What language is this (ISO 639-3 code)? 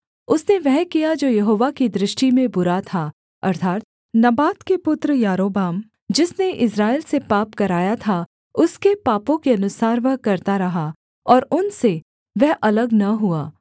hin